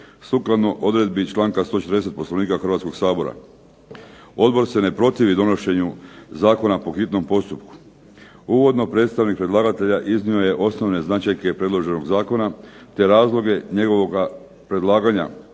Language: Croatian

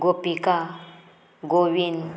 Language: Konkani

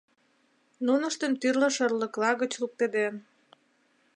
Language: Mari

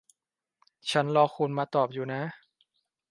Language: Thai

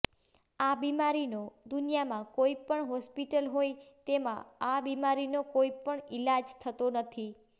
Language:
Gujarati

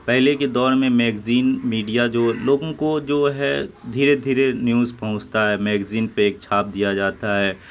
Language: Urdu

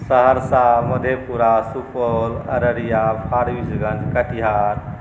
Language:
Maithili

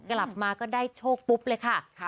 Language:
Thai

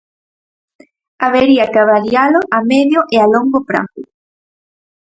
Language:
Galician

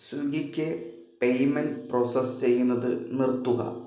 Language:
Malayalam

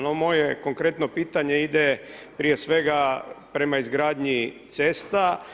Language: Croatian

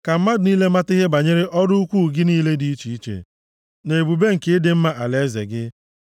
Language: Igbo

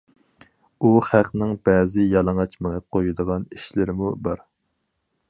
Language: Uyghur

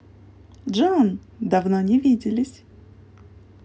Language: Russian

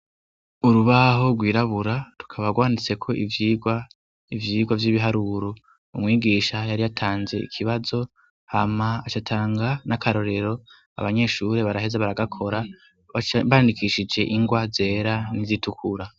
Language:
Rundi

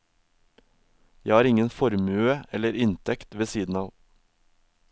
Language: Norwegian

